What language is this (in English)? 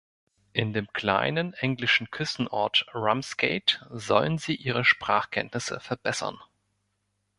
German